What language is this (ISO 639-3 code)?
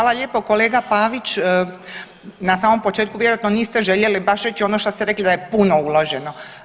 hrv